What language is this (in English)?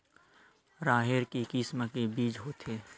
Chhattisgarhi